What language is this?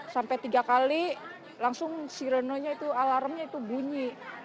Indonesian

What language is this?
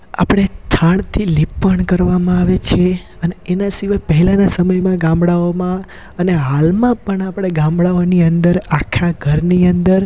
Gujarati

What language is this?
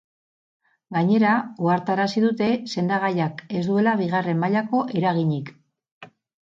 Basque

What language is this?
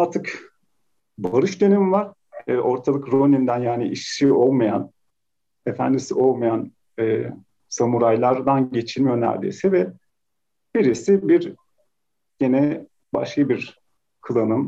Turkish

